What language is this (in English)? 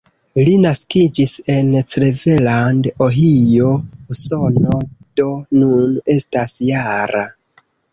Esperanto